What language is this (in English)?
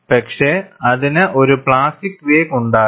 Malayalam